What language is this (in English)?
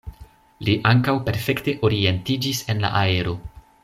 Esperanto